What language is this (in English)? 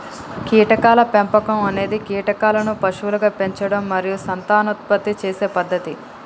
Telugu